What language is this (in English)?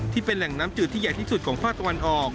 Thai